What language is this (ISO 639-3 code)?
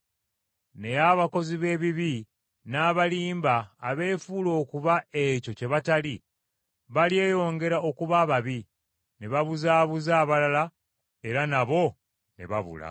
lug